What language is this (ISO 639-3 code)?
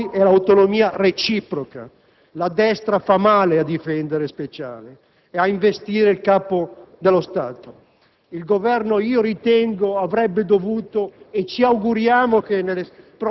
ita